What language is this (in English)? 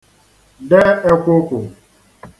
Igbo